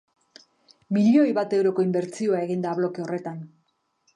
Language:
Basque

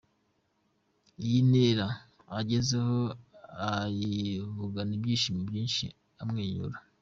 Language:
Kinyarwanda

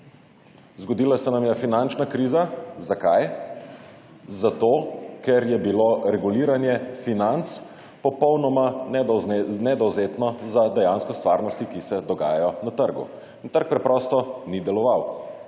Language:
Slovenian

